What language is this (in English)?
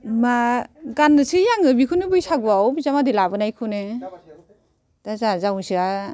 Bodo